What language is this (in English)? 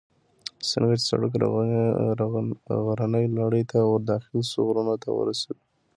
Pashto